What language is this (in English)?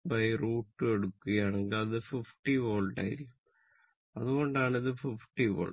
Malayalam